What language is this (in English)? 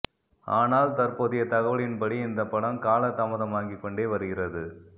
Tamil